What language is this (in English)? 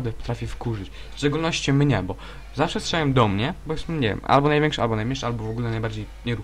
Polish